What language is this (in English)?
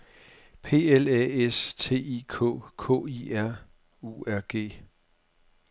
Danish